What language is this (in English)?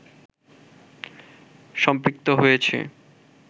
Bangla